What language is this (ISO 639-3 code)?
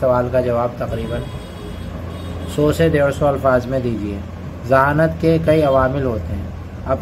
hin